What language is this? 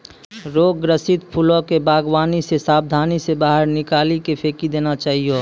Maithili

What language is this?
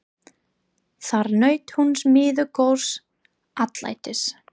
Icelandic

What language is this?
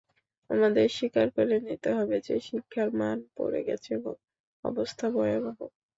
Bangla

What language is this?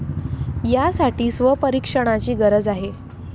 Marathi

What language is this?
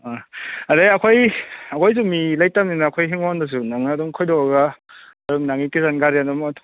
Manipuri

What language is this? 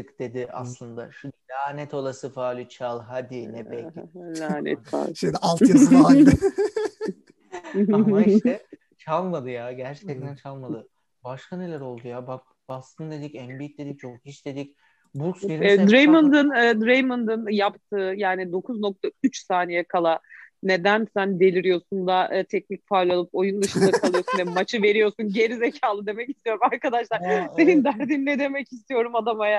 Turkish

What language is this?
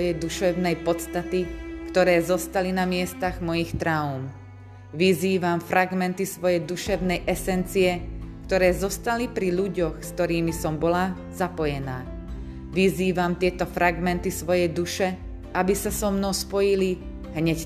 Slovak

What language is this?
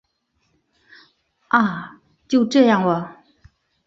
Chinese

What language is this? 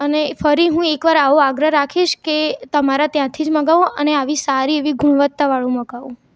Gujarati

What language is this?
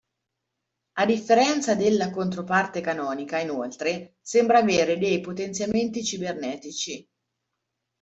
Italian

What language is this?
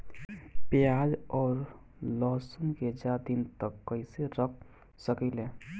Bhojpuri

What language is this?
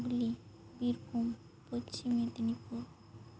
Santali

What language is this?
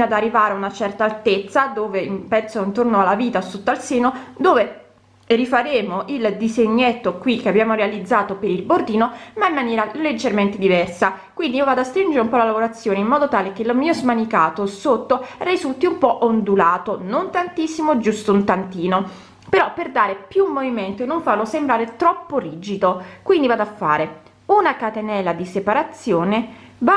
Italian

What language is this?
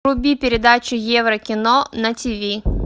Russian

